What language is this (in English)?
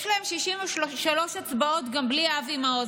Hebrew